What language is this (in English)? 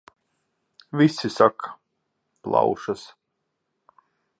Latvian